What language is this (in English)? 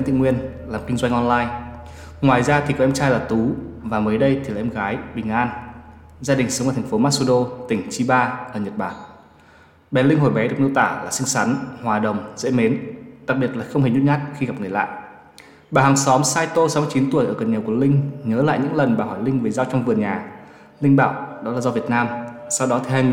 Vietnamese